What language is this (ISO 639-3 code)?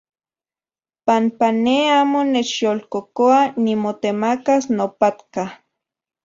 ncx